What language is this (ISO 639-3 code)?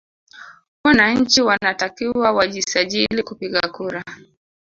swa